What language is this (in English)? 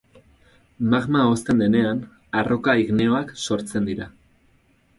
Basque